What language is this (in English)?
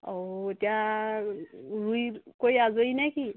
Assamese